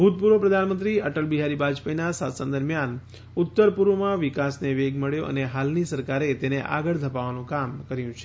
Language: Gujarati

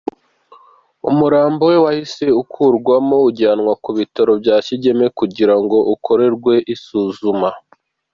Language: Kinyarwanda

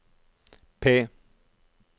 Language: Norwegian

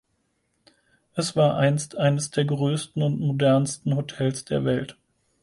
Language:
German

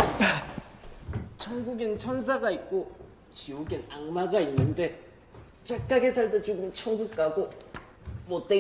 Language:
Korean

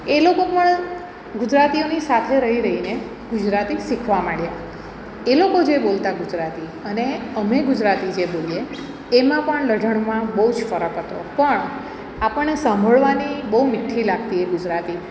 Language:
Gujarati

